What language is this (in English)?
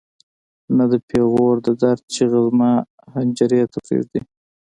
Pashto